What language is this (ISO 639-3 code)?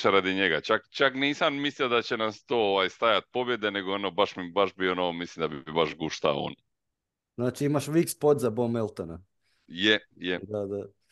hrv